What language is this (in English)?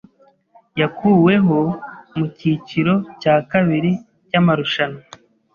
Kinyarwanda